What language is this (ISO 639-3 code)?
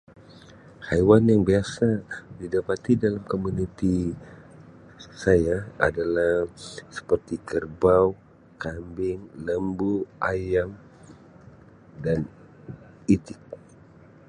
msi